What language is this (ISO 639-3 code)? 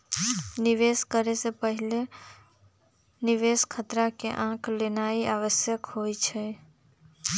mag